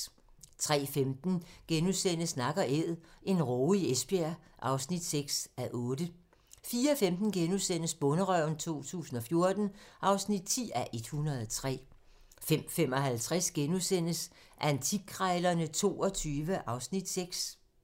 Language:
Danish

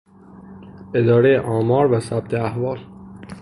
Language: Persian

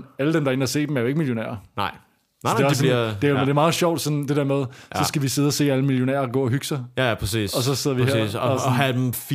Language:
Danish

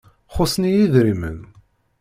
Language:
Kabyle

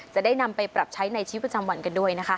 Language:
Thai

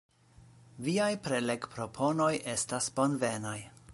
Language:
Esperanto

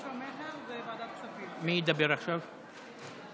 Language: Hebrew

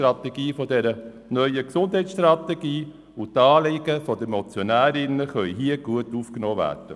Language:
Swiss German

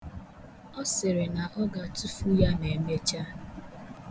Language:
Igbo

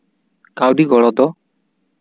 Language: Santali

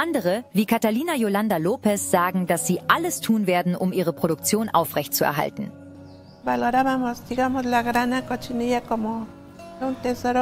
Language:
German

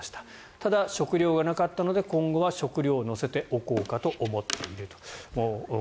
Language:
Japanese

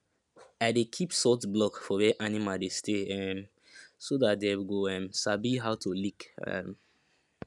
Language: Nigerian Pidgin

